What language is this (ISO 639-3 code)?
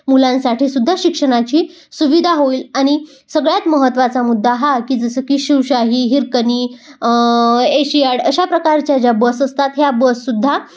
mar